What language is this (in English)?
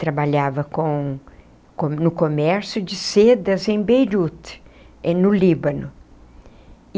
Portuguese